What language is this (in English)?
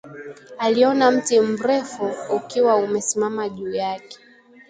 Swahili